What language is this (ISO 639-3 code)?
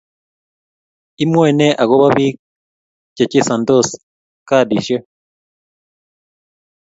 kln